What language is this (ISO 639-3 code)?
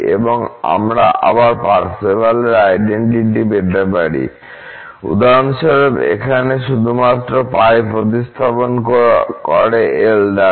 ben